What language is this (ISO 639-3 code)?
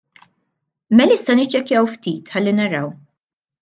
mlt